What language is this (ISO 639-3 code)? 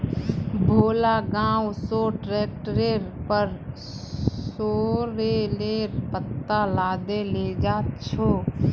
mag